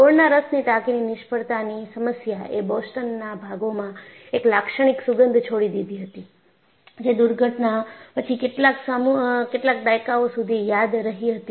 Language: Gujarati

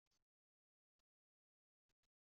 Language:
Kabyle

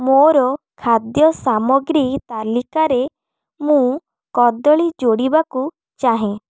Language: Odia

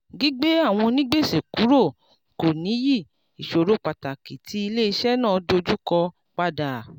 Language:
Yoruba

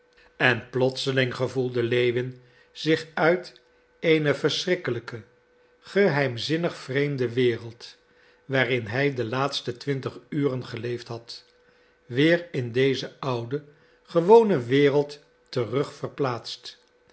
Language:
Dutch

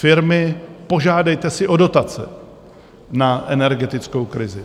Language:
Czech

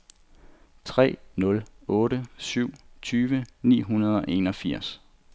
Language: Danish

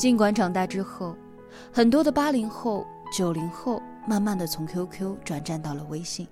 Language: Chinese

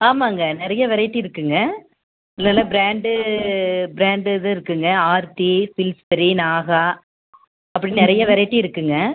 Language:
Tamil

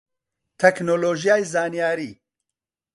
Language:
Central Kurdish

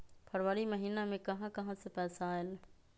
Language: Magahi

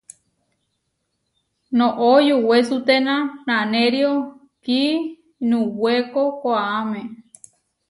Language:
Huarijio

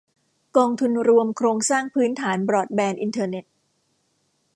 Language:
Thai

